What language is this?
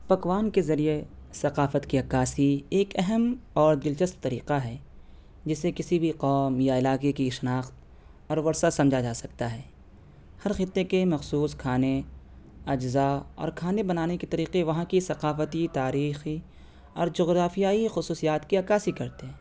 Urdu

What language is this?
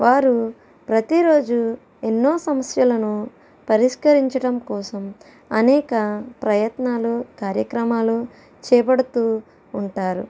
Telugu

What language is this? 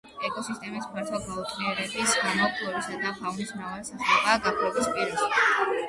Georgian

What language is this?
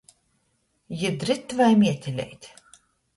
Latgalian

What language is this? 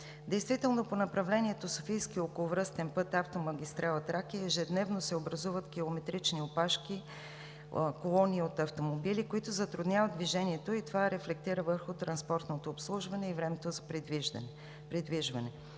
Bulgarian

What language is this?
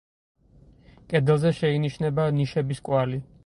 Georgian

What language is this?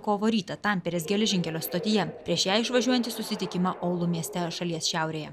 Lithuanian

